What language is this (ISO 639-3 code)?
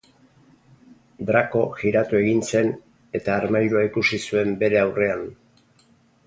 eus